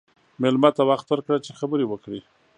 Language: Pashto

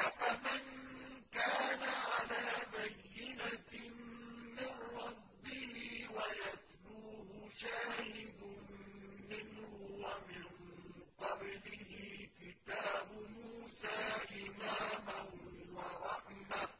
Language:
Arabic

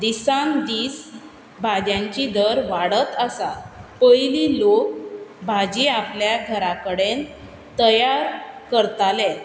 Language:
Konkani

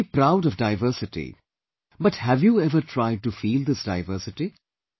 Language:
English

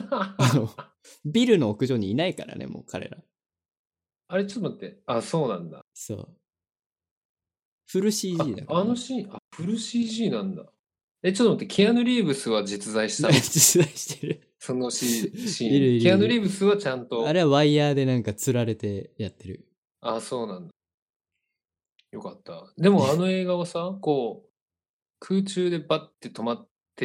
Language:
Japanese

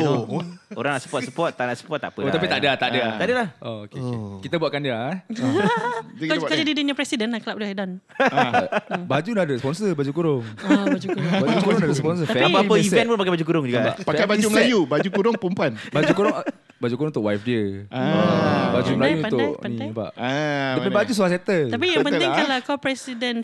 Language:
Malay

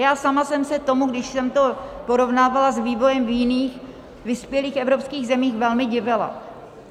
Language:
Czech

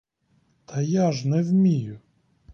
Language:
Ukrainian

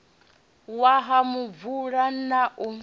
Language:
Venda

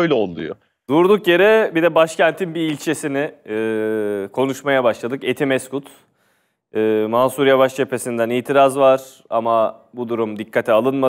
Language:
Turkish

